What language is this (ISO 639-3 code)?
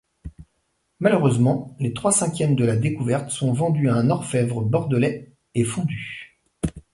fra